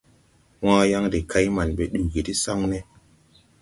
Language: Tupuri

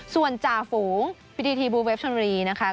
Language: Thai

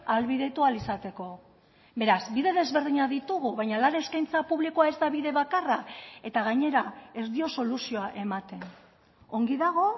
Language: Basque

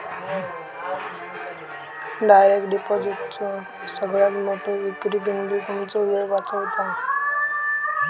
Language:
Marathi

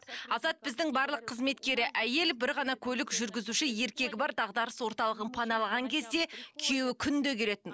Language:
Kazakh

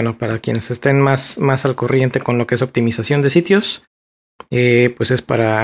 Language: Spanish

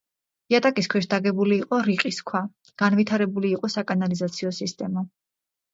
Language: Georgian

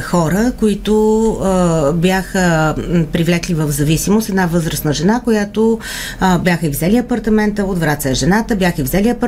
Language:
Bulgarian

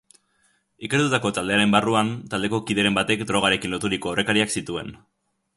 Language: Basque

